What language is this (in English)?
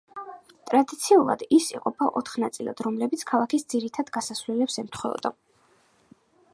Georgian